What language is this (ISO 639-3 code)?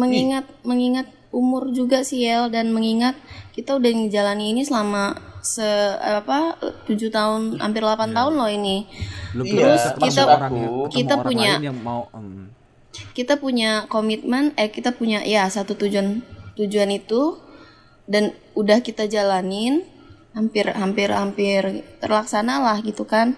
ind